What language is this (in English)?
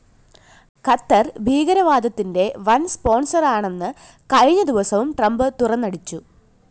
Malayalam